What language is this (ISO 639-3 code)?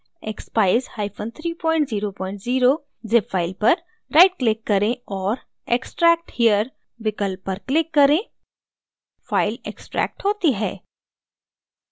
hin